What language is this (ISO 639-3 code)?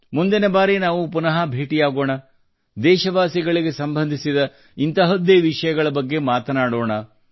kan